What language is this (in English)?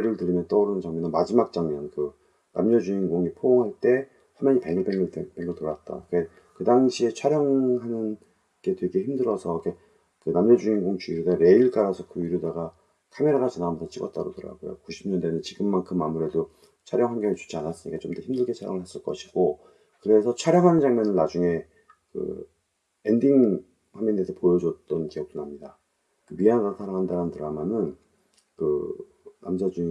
Korean